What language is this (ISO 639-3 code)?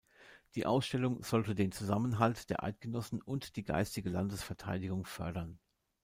deu